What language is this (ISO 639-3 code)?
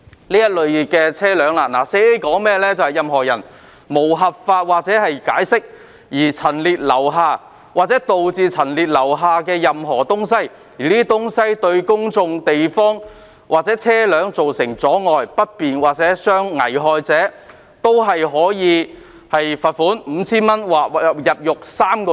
yue